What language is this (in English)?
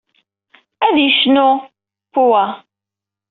Kabyle